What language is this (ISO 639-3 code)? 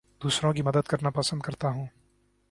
urd